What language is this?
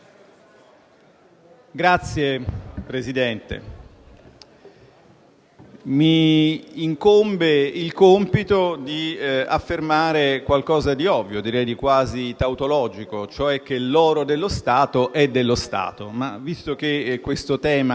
Italian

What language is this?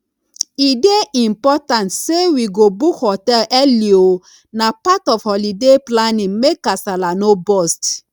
Nigerian Pidgin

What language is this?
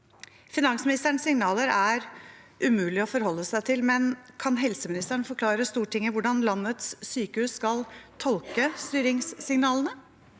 Norwegian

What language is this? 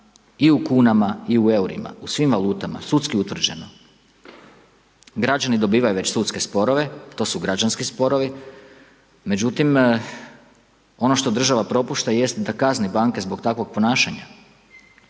Croatian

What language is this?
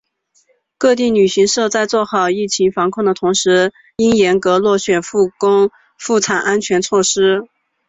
Chinese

